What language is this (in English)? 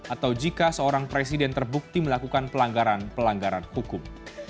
Indonesian